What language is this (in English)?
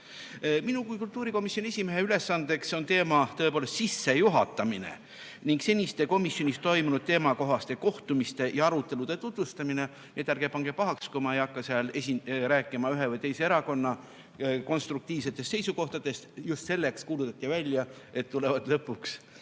Estonian